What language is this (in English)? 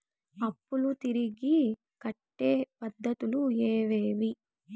Telugu